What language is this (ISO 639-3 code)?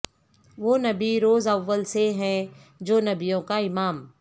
urd